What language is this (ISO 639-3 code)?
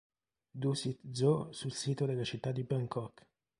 ita